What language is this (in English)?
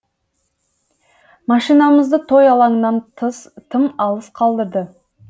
Kazakh